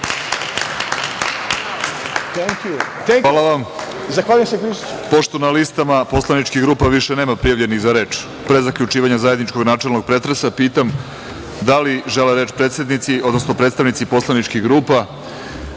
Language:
Serbian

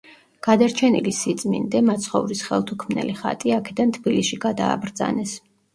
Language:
Georgian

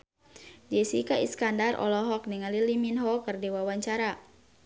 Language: Sundanese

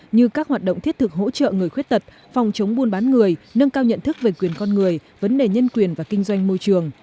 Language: Vietnamese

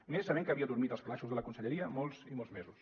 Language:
Catalan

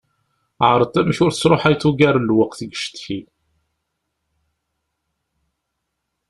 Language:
Kabyle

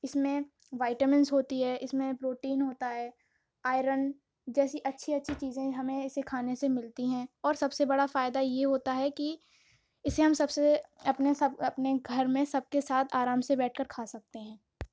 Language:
Urdu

